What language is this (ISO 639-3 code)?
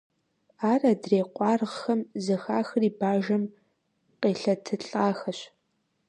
kbd